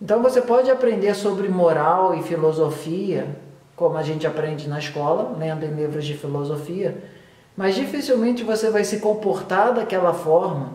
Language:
Portuguese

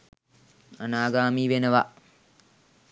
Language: Sinhala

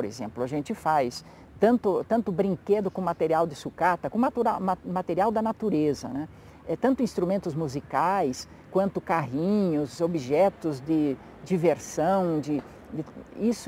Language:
Portuguese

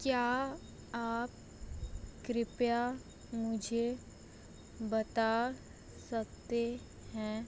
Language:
Hindi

